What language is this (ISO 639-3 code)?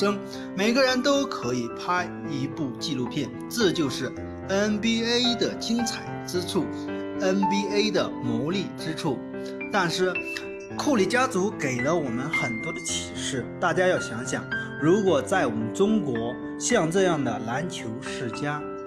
zho